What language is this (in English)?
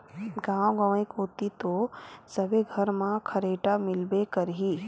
Chhattisgarhi